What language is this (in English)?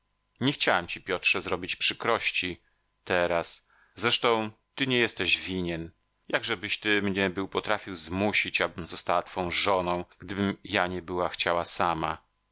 Polish